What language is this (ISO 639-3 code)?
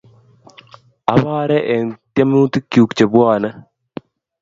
kln